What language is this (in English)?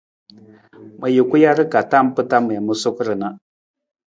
Nawdm